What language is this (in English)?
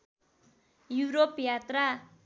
Nepali